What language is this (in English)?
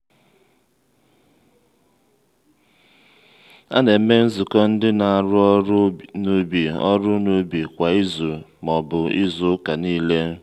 Igbo